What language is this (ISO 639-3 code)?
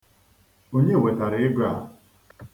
ibo